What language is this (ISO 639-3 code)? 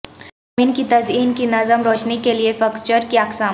urd